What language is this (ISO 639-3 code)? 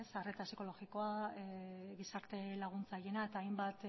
eus